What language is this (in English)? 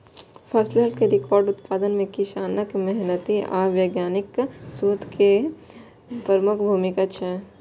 Maithili